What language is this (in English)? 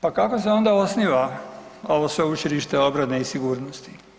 Croatian